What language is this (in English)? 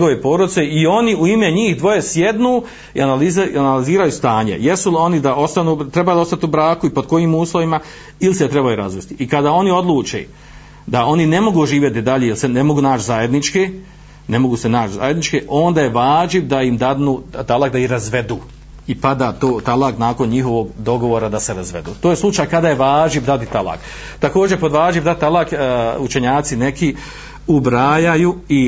Croatian